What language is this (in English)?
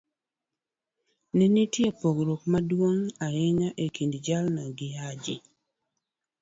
Luo (Kenya and Tanzania)